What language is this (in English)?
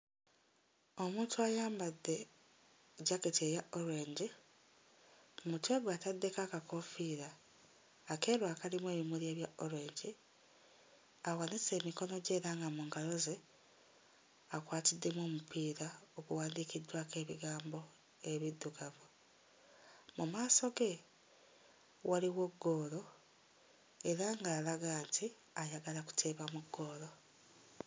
Ganda